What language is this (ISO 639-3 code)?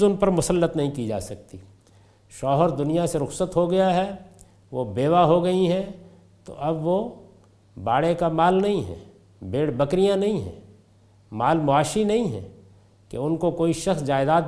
urd